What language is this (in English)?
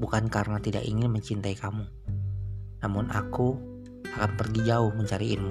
Indonesian